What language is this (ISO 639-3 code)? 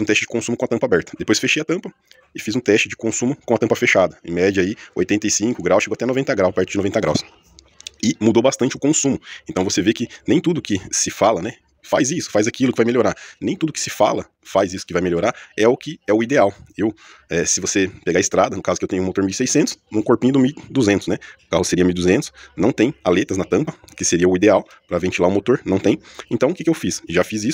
por